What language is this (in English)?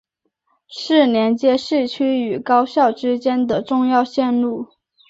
Chinese